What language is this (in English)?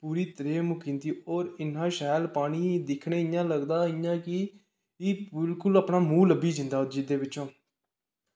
Dogri